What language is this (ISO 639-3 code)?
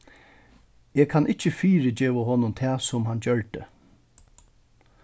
fao